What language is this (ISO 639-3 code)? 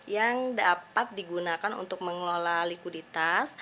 ind